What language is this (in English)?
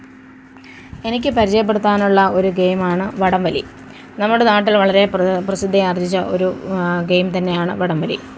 Malayalam